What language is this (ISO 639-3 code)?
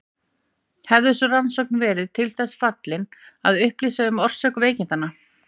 isl